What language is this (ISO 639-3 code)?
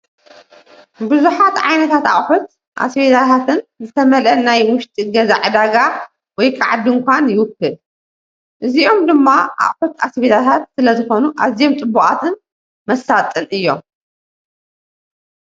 tir